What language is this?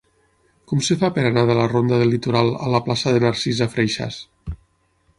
Catalan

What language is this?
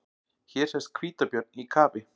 Icelandic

